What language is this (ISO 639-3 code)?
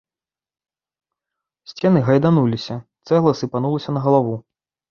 bel